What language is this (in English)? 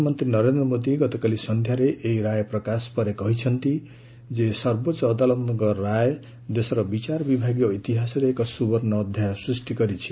Odia